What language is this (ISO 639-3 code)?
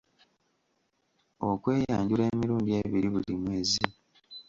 lug